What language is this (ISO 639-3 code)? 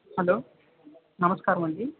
tel